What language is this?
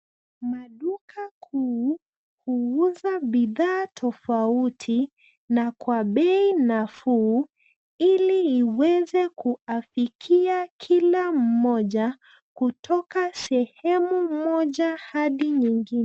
Swahili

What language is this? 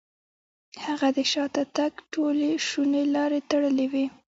Pashto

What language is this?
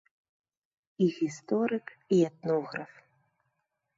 Belarusian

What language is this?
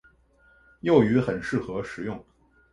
Chinese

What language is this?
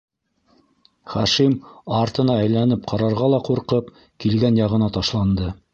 Bashkir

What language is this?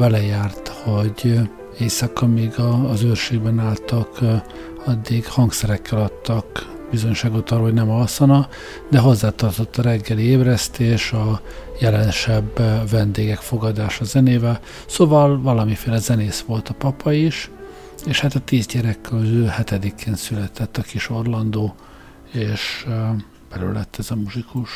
Hungarian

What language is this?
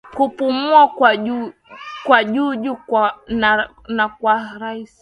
Swahili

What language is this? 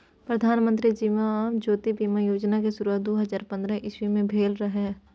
Maithili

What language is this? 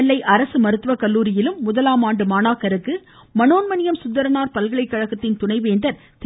Tamil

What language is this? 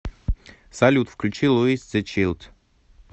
Russian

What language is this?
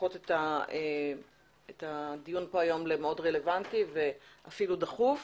Hebrew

